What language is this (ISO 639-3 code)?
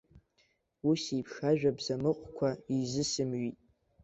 abk